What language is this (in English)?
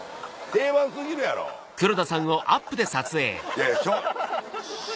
Japanese